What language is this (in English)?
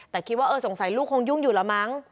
Thai